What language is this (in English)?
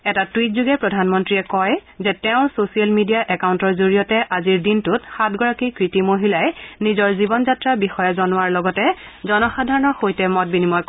Assamese